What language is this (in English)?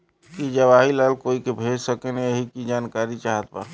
Bhojpuri